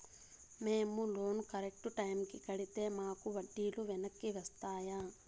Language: Telugu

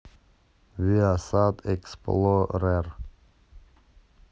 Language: Russian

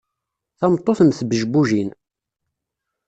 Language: Kabyle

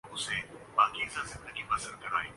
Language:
Urdu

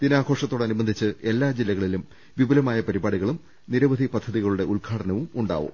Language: Malayalam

